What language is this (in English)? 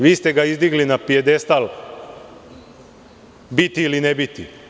Serbian